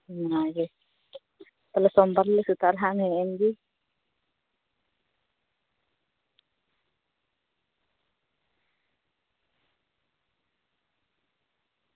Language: Santali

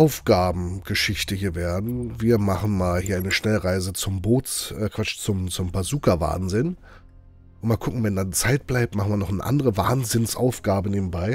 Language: German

